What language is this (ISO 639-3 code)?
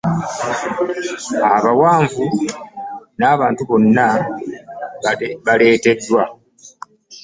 lug